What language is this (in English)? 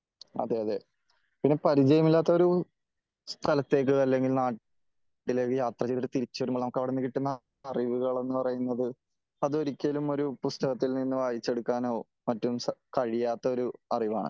Malayalam